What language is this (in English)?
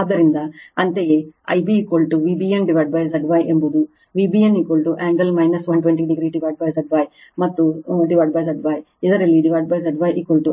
Kannada